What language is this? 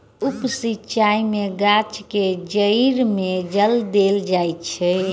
Maithili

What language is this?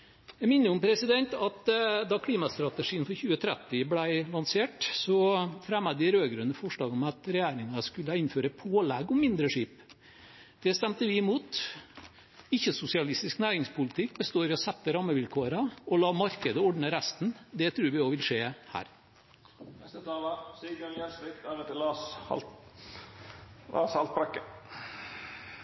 Norwegian Bokmål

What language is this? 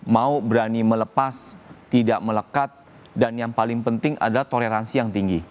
Indonesian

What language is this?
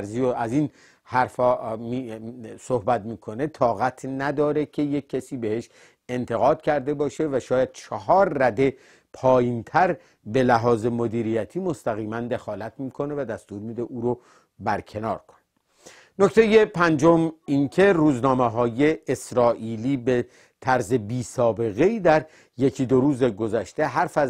Persian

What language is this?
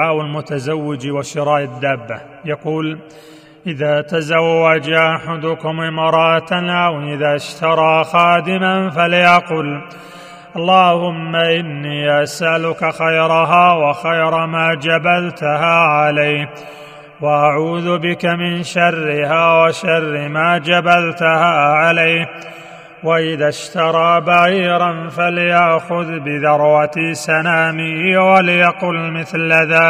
Arabic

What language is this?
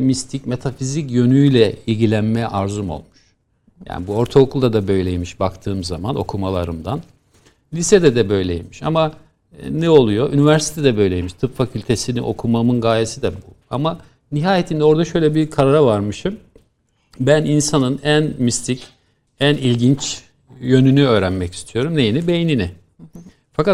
Turkish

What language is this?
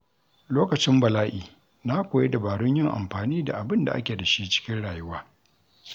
Hausa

